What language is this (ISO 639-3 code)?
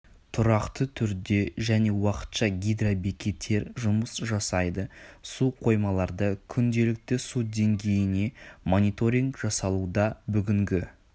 kaz